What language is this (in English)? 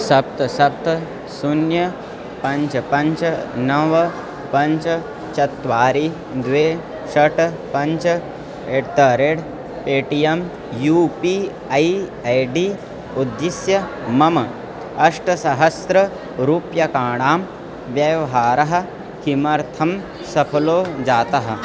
Sanskrit